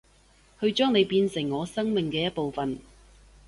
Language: Cantonese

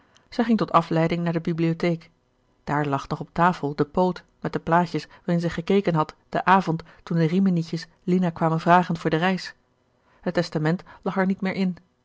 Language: Dutch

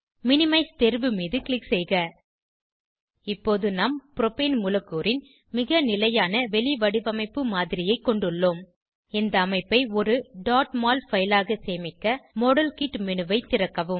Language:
Tamil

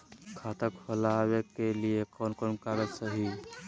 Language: Magahi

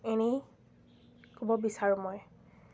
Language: Assamese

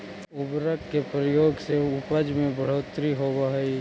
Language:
Magahi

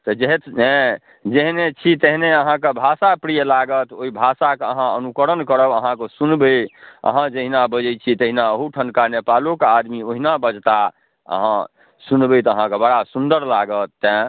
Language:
Maithili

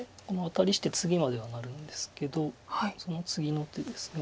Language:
Japanese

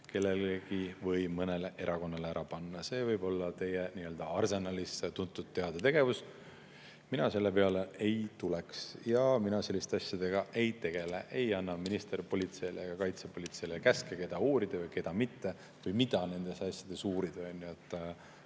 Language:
Estonian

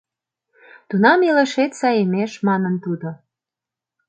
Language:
Mari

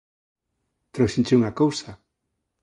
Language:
Galician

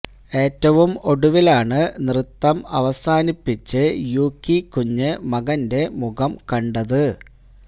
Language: Malayalam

